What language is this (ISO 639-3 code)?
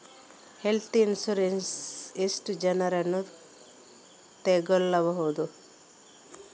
kan